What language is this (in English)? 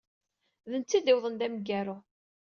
Kabyle